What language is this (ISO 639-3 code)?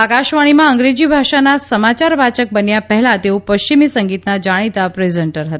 guj